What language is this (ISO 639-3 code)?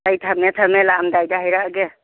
mni